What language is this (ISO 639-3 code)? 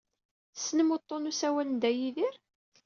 kab